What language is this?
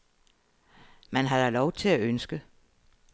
Danish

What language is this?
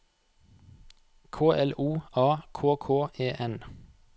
Norwegian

